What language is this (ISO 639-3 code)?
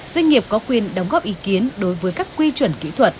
vie